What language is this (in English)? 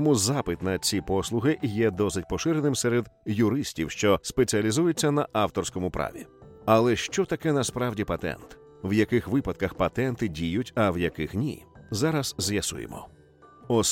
Ukrainian